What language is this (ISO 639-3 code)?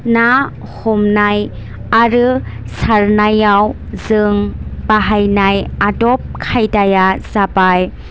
brx